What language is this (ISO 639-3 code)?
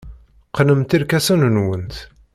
kab